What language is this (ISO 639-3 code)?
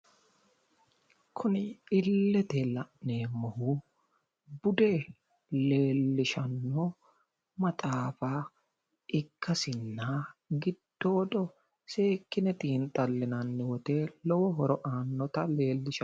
sid